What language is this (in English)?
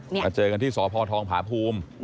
Thai